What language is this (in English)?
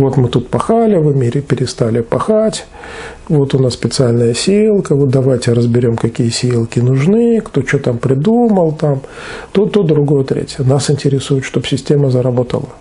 Russian